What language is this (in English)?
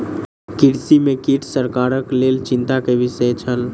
Maithili